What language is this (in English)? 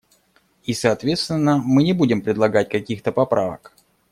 Russian